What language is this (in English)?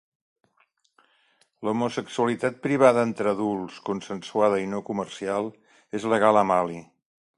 Catalan